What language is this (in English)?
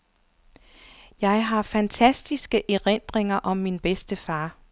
Danish